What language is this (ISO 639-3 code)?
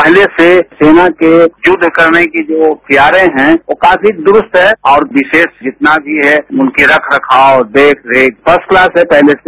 hin